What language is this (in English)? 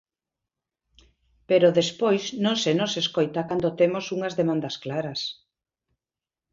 Galician